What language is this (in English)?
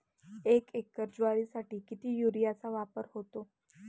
Marathi